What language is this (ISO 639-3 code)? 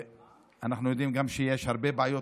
heb